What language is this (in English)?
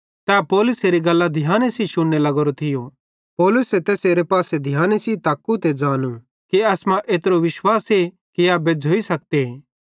Bhadrawahi